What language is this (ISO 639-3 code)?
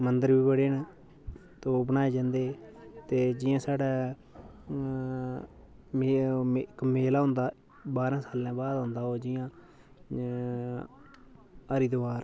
doi